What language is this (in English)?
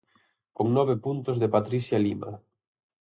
Galician